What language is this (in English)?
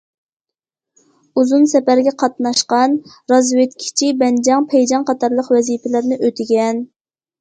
Uyghur